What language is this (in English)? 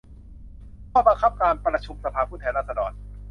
Thai